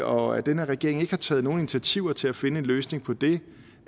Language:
Danish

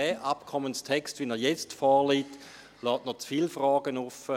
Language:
Swiss German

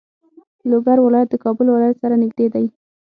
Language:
Pashto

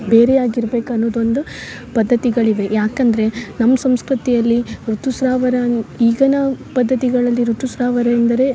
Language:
Kannada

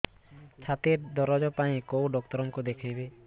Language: Odia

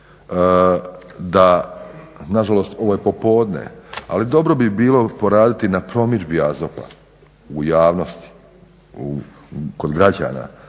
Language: Croatian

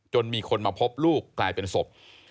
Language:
Thai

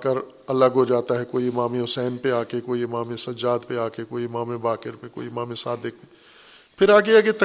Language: Urdu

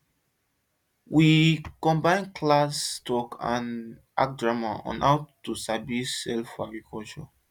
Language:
Nigerian Pidgin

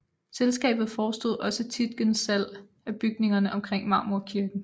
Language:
Danish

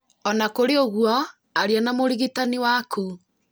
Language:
Kikuyu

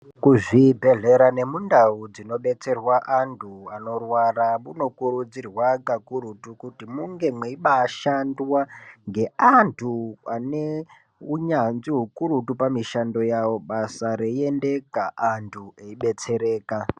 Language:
Ndau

